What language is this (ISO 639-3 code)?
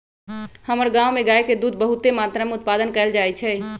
mag